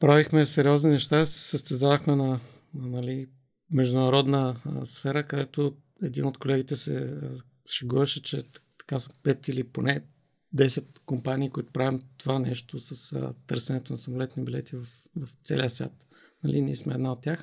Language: Bulgarian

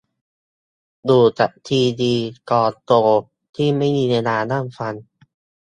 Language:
Thai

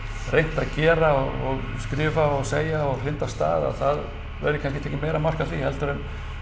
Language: Icelandic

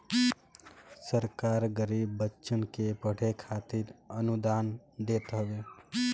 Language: Bhojpuri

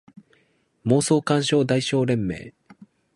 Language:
Japanese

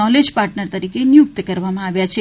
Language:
Gujarati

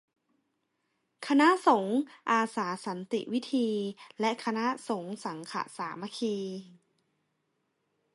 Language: Thai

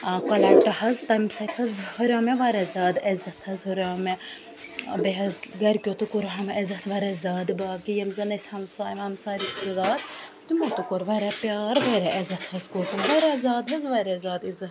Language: Kashmiri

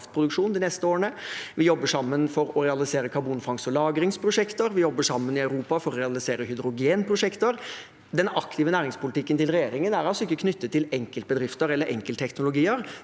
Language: Norwegian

